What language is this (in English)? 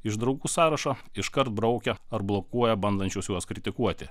Lithuanian